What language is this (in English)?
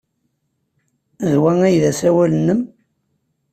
Kabyle